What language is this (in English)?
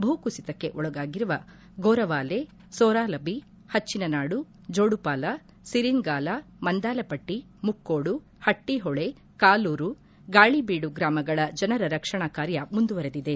Kannada